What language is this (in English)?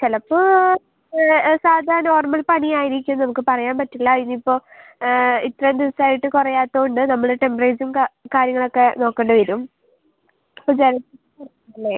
Malayalam